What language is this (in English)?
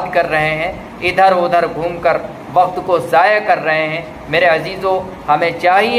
Hindi